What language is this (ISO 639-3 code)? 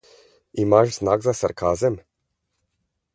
slv